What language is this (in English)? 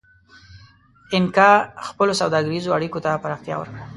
Pashto